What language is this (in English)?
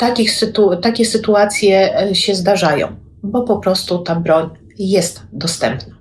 Polish